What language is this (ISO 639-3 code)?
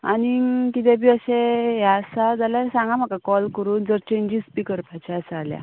kok